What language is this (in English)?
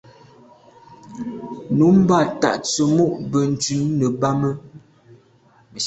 Medumba